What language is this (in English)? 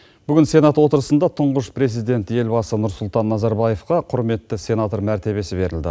Kazakh